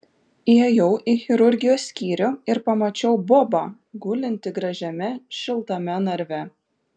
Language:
Lithuanian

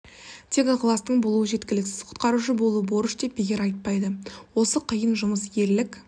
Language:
Kazakh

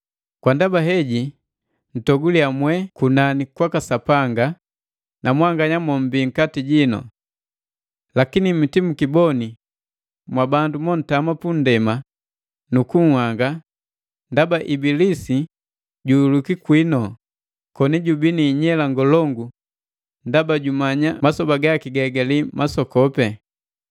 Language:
Matengo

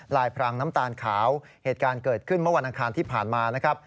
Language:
Thai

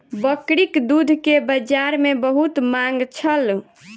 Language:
Maithili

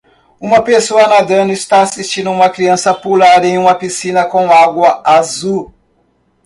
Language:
Portuguese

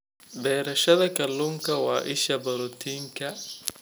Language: Somali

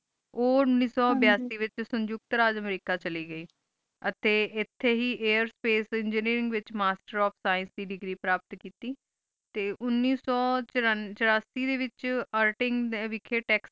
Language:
Punjabi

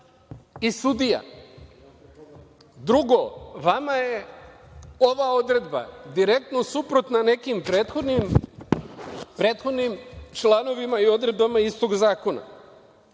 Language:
Serbian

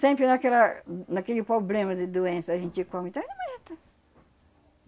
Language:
Portuguese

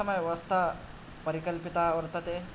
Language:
Sanskrit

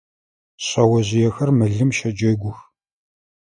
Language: Adyghe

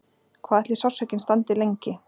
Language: Icelandic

